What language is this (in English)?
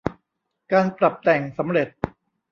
Thai